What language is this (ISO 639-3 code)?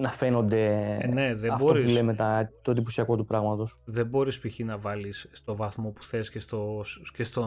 ell